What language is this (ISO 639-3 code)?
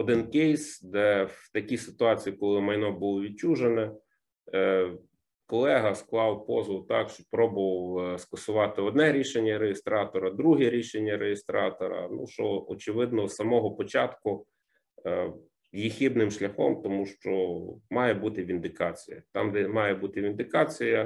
ukr